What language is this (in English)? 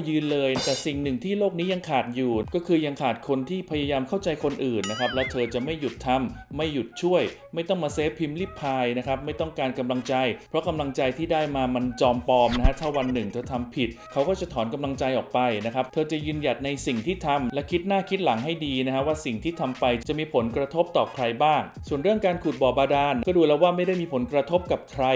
Thai